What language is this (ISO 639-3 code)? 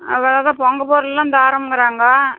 tam